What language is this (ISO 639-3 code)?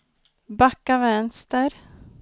swe